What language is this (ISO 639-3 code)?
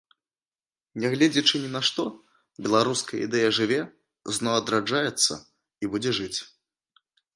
bel